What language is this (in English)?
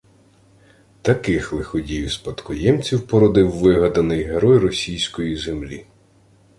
Ukrainian